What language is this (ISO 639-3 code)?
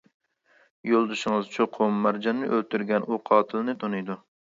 uig